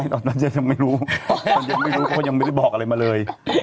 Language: Thai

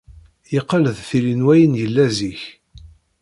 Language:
Kabyle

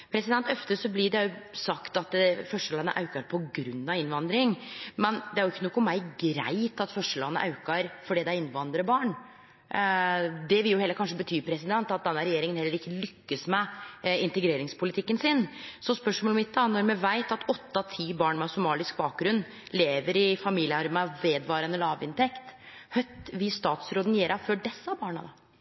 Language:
Norwegian Nynorsk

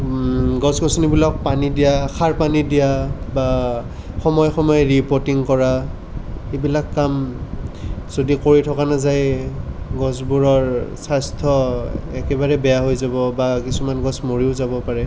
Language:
Assamese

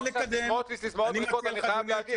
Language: Hebrew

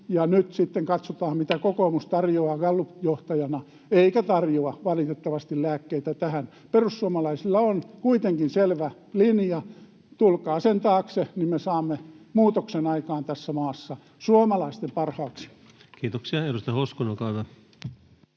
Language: Finnish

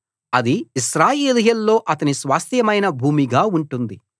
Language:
Telugu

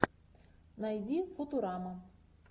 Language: Russian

